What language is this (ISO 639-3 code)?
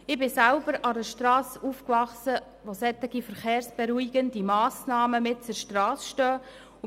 gsw